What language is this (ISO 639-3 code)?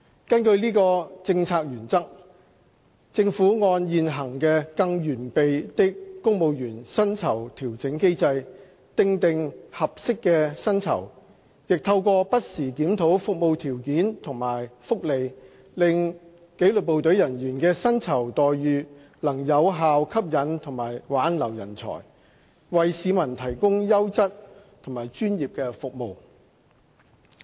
yue